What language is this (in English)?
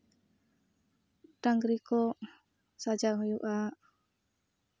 Santali